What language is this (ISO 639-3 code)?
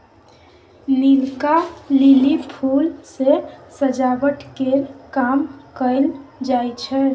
mai